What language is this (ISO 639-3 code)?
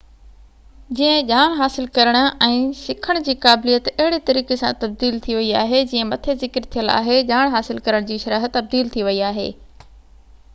snd